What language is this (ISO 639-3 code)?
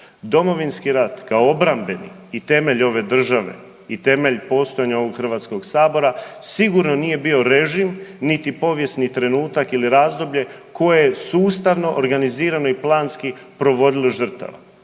hrv